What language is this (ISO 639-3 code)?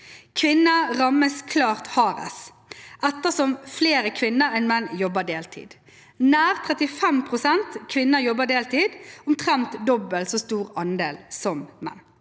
nor